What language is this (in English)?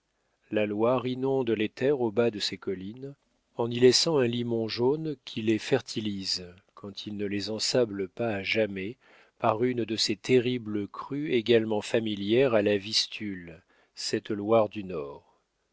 French